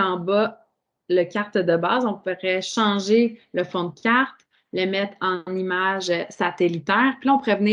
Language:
French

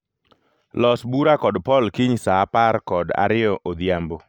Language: Luo (Kenya and Tanzania)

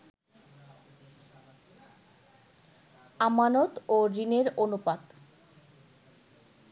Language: Bangla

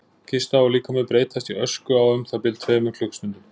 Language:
Icelandic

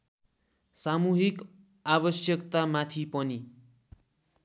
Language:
Nepali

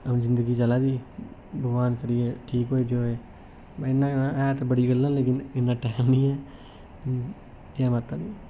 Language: Dogri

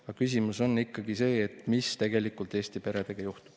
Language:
Estonian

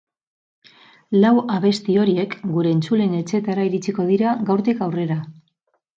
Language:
Basque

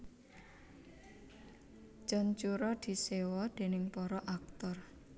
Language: Javanese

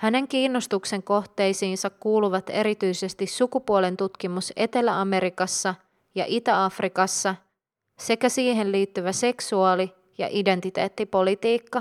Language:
Finnish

